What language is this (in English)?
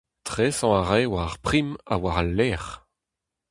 Breton